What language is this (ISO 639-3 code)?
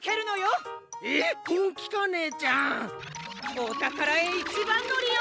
jpn